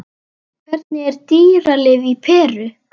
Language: Icelandic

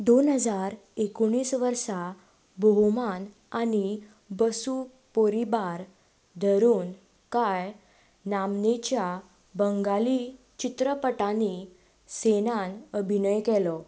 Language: Konkani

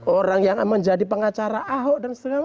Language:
Indonesian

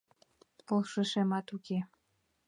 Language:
Mari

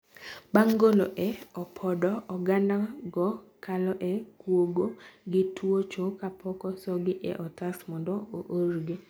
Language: Luo (Kenya and Tanzania)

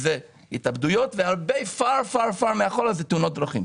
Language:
Hebrew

